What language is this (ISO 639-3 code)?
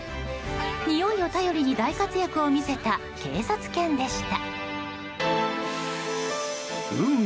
jpn